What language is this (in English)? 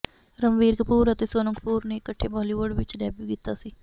Punjabi